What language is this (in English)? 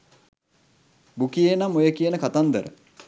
Sinhala